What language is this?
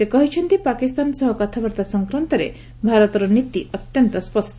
Odia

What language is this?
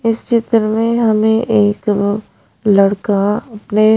Hindi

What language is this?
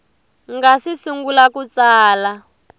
Tsonga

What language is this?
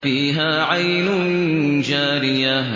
Arabic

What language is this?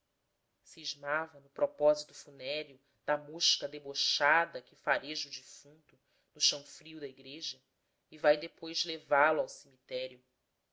Portuguese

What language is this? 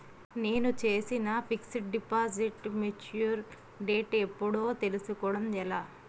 Telugu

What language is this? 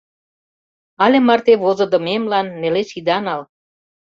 Mari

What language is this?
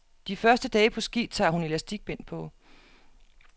Danish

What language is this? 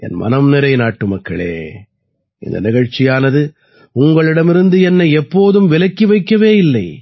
Tamil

